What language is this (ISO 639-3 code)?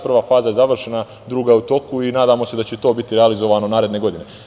srp